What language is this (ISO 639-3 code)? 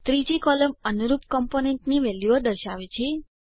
guj